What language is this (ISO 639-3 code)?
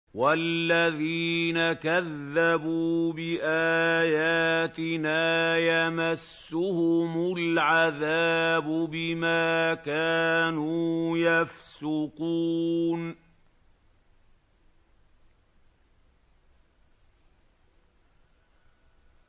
ara